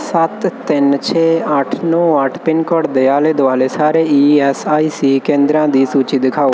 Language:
Punjabi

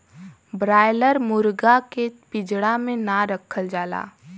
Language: Bhojpuri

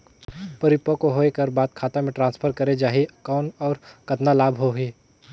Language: Chhattisgarhi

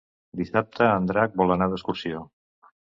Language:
Catalan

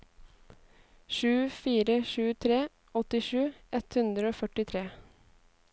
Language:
Norwegian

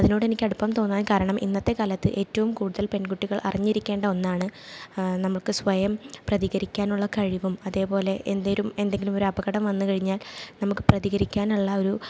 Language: Malayalam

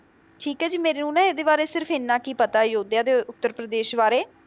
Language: Punjabi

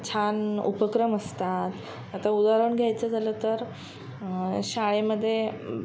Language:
Marathi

